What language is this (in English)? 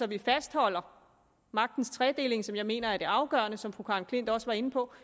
Danish